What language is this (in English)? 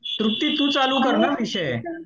Marathi